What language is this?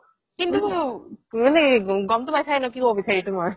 Assamese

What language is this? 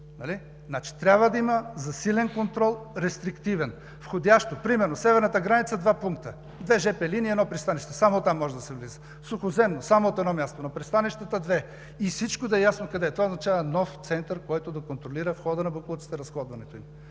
Bulgarian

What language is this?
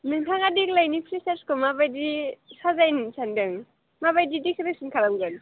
Bodo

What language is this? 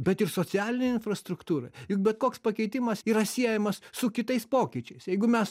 Lithuanian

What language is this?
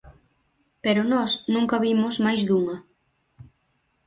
Galician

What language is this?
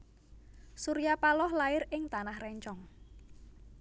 Javanese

